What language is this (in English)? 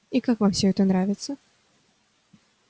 Russian